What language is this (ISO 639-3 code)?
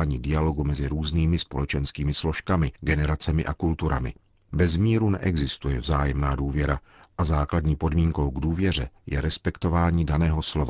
ces